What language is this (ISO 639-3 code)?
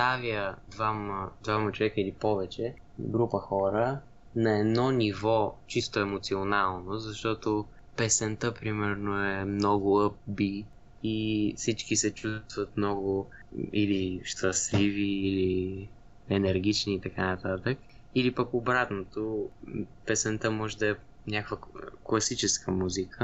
bul